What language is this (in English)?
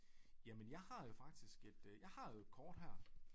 Danish